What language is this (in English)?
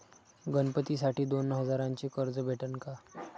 Marathi